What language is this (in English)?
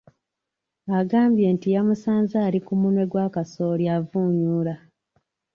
Ganda